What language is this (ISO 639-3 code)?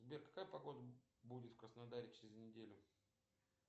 rus